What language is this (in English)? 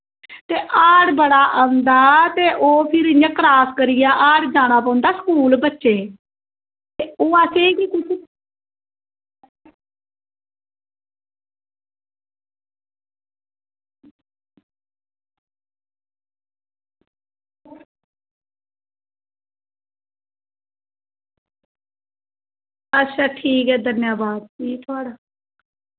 Dogri